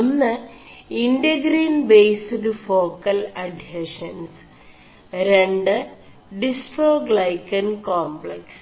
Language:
Malayalam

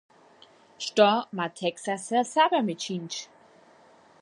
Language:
Upper Sorbian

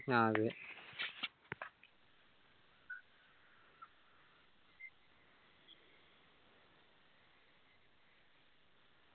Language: Malayalam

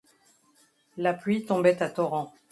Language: French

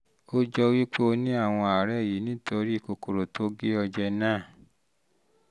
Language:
Yoruba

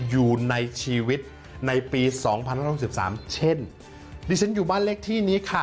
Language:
Thai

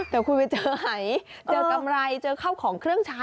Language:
Thai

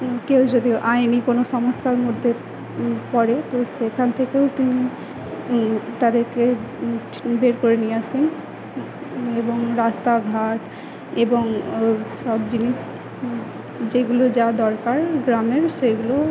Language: Bangla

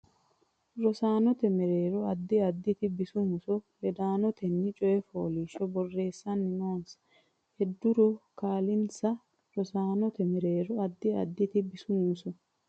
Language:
Sidamo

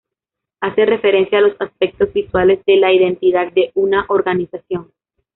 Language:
Spanish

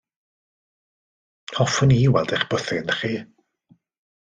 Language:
Welsh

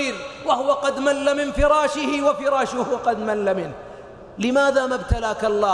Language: Arabic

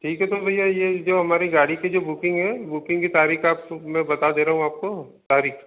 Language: Hindi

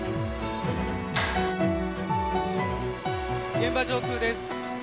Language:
Japanese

